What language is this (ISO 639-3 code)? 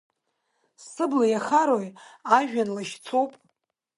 abk